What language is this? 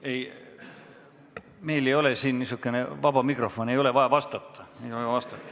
Estonian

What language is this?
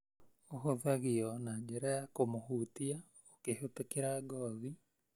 Kikuyu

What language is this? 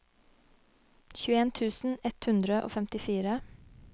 Norwegian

